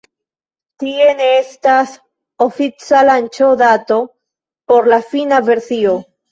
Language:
Esperanto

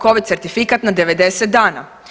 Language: Croatian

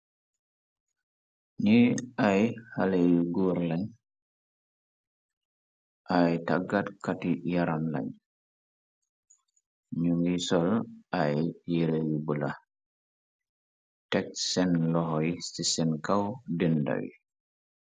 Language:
Wolof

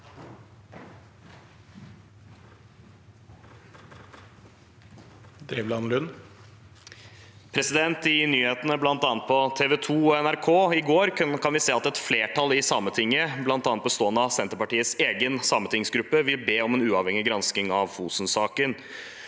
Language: Norwegian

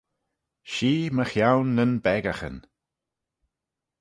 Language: Manx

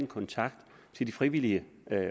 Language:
Danish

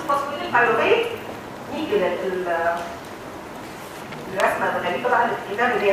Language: Arabic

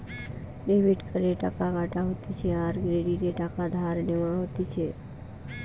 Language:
Bangla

